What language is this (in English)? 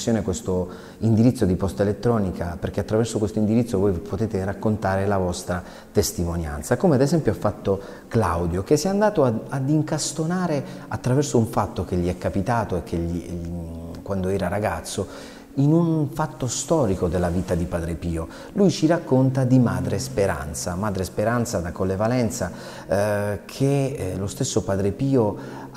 Italian